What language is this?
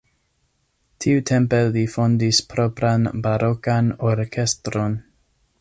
Esperanto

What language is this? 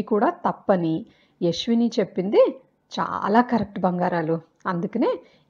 Telugu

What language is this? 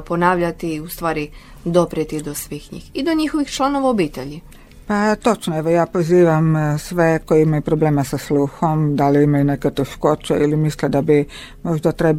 Croatian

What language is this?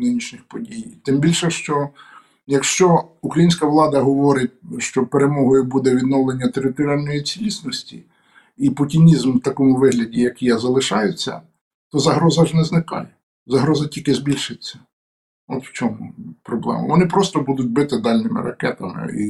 Ukrainian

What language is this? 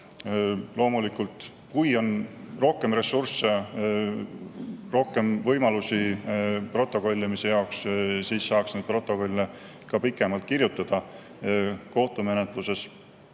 Estonian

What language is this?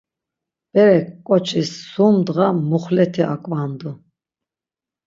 Laz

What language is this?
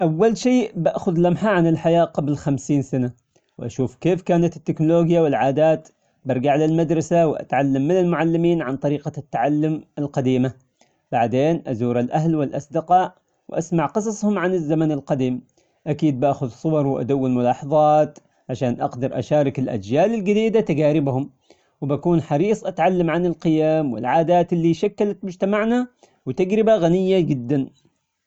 Omani Arabic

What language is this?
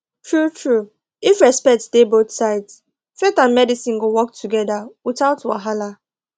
Nigerian Pidgin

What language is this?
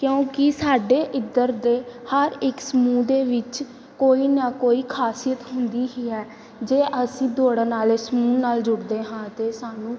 Punjabi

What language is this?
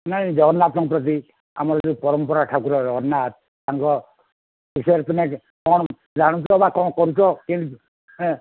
Odia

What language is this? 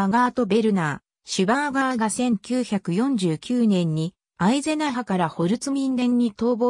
Japanese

